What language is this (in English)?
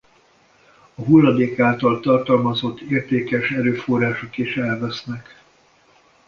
Hungarian